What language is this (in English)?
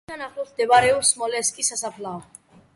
Georgian